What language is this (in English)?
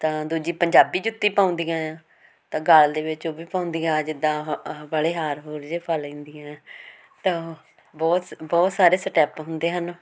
Punjabi